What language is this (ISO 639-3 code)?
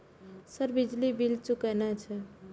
mai